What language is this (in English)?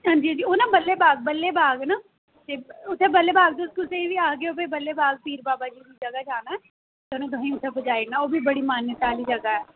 Dogri